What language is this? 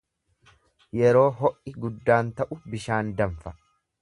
Oromo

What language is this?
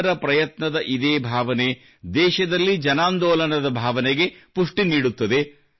Kannada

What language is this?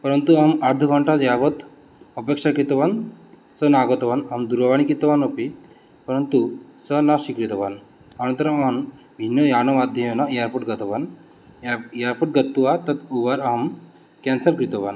Sanskrit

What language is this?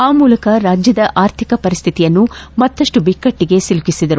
Kannada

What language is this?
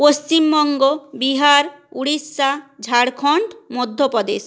Bangla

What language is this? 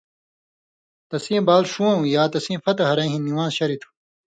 Indus Kohistani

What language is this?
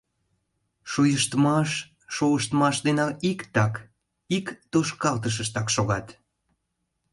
Mari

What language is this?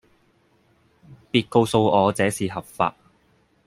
Cantonese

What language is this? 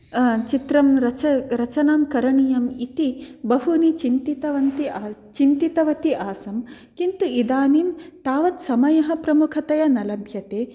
Sanskrit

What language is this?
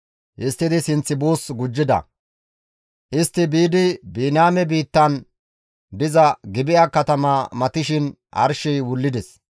Gamo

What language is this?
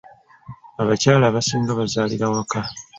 Ganda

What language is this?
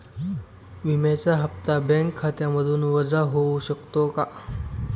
Marathi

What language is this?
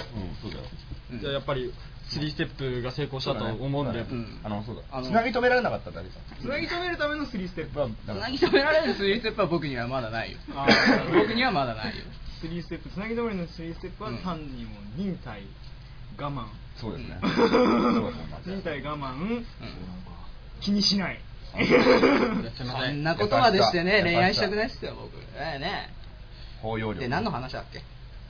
Japanese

